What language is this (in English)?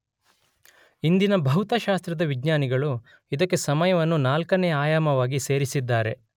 Kannada